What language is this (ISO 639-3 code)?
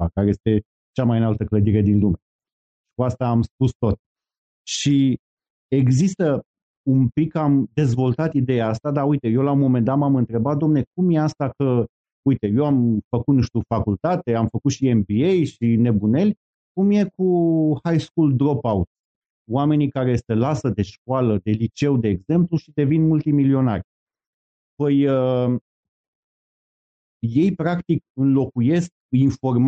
ron